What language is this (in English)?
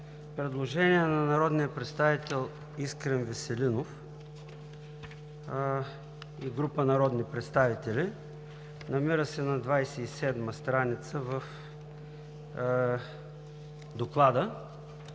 Bulgarian